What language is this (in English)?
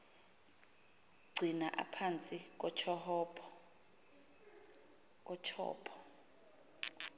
Xhosa